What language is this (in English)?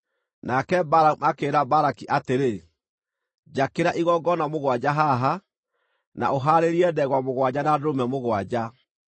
Kikuyu